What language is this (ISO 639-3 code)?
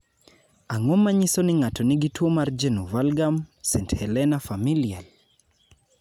luo